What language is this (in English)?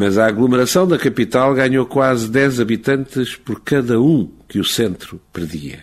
Portuguese